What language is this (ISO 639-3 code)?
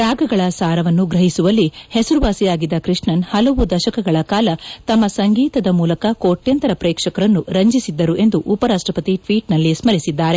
kan